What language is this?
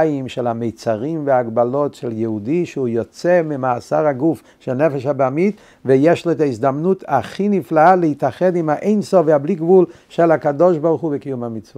Hebrew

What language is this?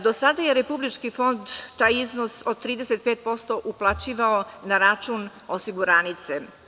Serbian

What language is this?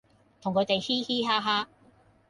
Cantonese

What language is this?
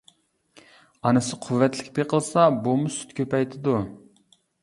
Uyghur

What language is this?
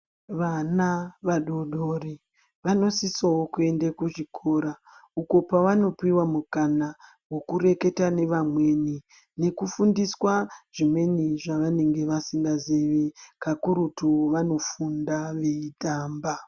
Ndau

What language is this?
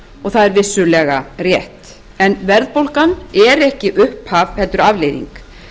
Icelandic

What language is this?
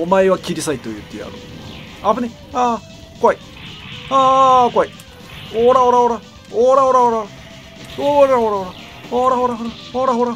Japanese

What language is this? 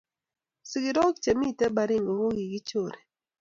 Kalenjin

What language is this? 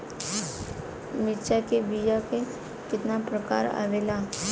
Bhojpuri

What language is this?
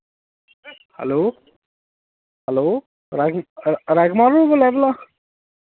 Dogri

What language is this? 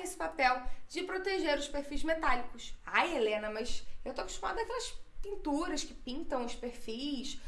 Portuguese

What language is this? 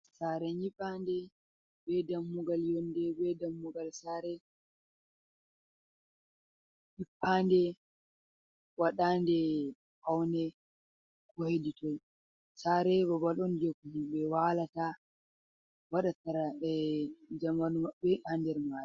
Fula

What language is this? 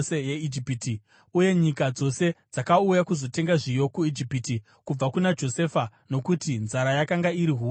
Shona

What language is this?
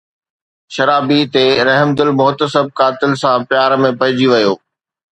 Sindhi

